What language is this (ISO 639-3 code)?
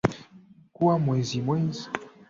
swa